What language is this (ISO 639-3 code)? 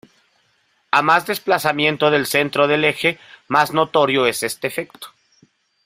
spa